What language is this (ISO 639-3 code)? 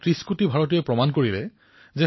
asm